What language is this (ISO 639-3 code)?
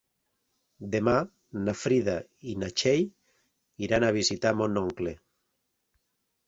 cat